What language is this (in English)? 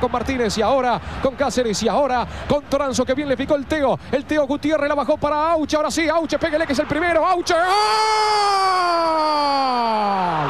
Spanish